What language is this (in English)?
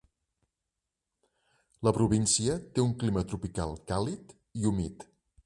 Catalan